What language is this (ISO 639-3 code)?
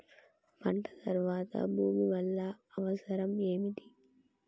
tel